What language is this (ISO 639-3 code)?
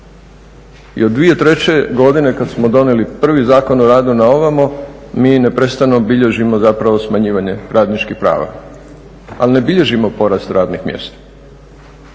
hrv